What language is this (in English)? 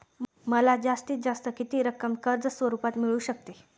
Marathi